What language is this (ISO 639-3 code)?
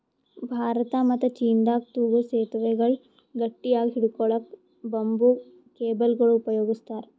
kan